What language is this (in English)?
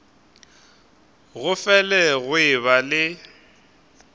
Northern Sotho